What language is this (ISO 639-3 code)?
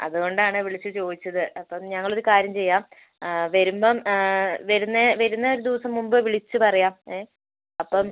mal